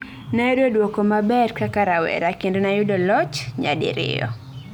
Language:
Luo (Kenya and Tanzania)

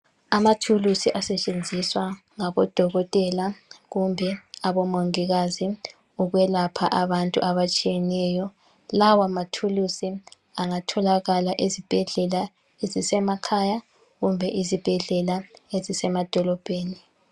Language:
North Ndebele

